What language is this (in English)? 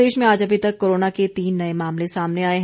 Hindi